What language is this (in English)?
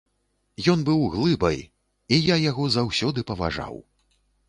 Belarusian